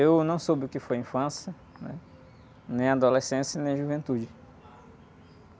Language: Portuguese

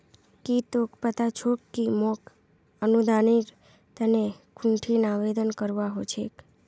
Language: Magahi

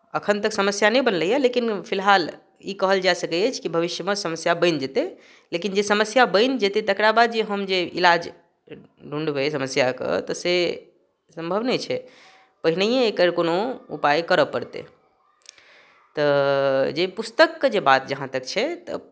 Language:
Maithili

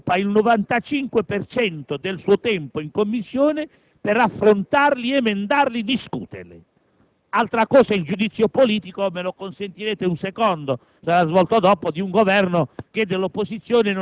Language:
Italian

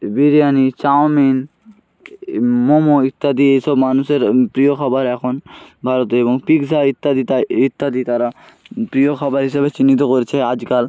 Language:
Bangla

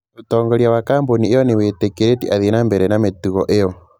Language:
Kikuyu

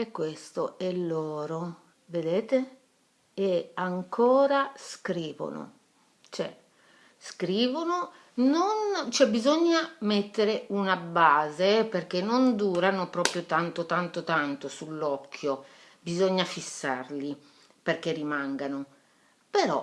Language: Italian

